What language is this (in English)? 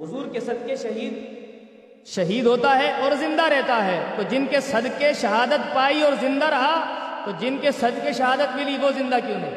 Urdu